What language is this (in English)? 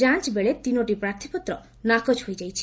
Odia